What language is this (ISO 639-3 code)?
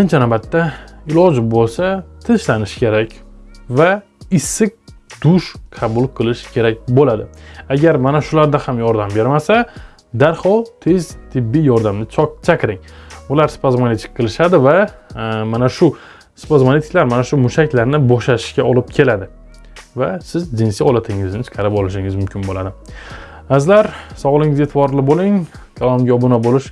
tur